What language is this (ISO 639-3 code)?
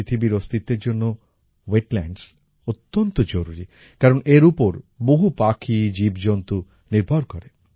ben